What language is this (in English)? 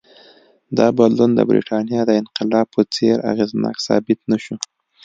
Pashto